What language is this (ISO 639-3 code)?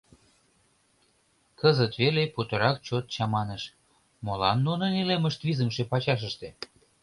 chm